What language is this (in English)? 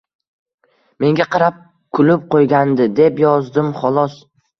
Uzbek